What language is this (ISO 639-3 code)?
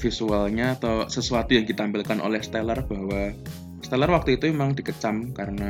ind